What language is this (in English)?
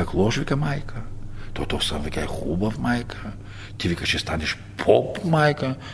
Bulgarian